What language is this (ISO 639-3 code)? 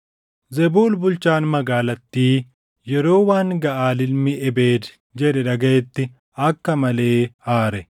orm